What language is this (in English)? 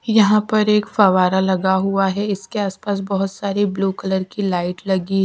Hindi